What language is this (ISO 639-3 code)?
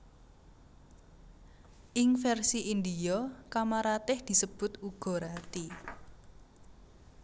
jav